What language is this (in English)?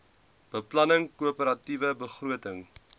Afrikaans